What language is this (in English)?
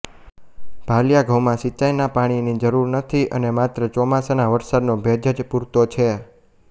Gujarati